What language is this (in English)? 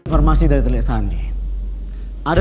Indonesian